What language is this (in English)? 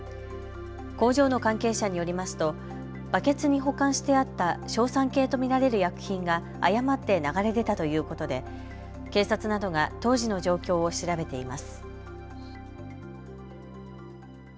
Japanese